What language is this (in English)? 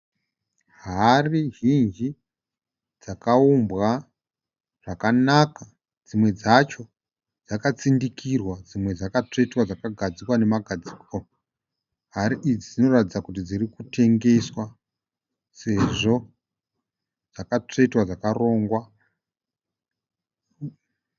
Shona